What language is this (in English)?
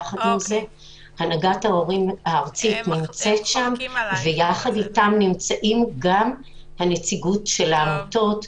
Hebrew